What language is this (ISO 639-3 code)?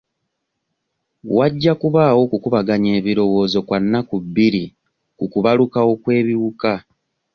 lug